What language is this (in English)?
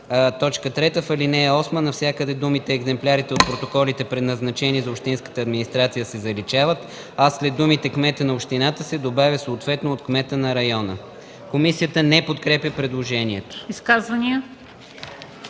Bulgarian